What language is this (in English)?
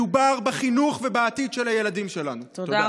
Hebrew